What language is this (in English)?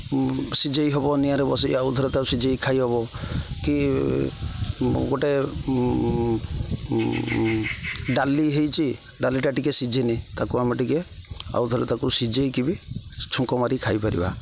Odia